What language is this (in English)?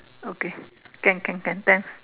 English